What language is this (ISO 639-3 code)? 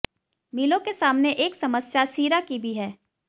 hin